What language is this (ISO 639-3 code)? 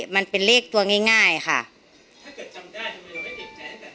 tha